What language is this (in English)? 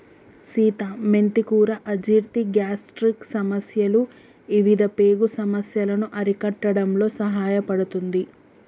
Telugu